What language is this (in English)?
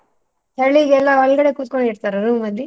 Kannada